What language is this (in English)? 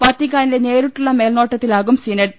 Malayalam